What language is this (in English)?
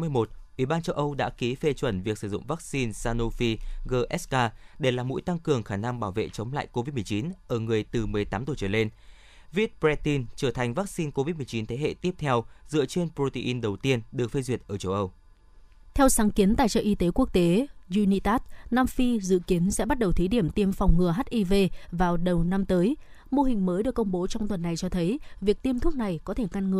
Vietnamese